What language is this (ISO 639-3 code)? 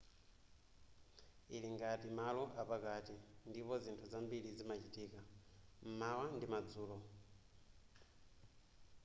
nya